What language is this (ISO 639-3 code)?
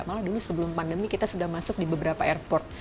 ind